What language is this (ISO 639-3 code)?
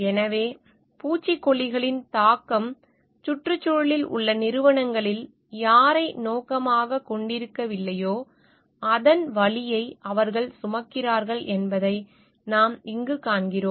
tam